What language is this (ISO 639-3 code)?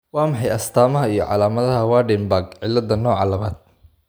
som